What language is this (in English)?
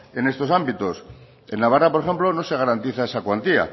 Spanish